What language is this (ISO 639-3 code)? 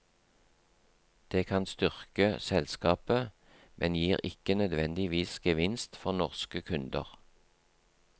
nor